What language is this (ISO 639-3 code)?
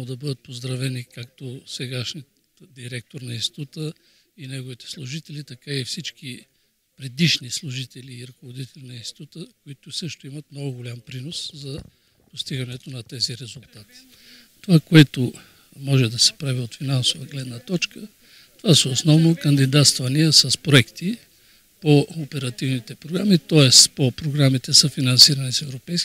bul